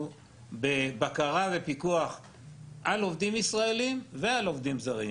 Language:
Hebrew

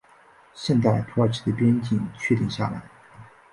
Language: Chinese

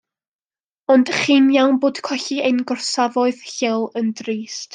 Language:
Welsh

